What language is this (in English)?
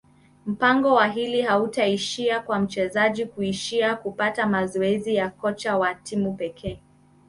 Swahili